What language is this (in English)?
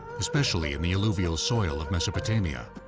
English